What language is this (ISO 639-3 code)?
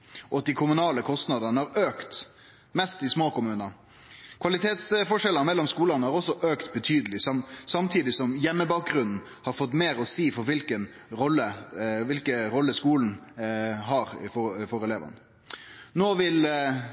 nno